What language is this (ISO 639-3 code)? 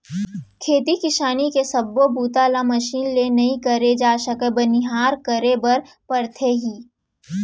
hne